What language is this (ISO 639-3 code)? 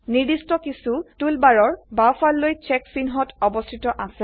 asm